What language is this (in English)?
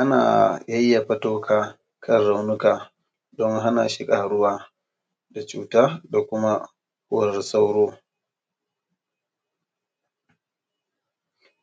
Hausa